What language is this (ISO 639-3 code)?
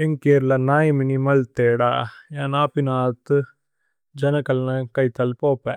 tcy